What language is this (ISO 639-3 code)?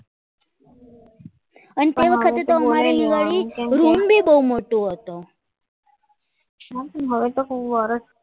guj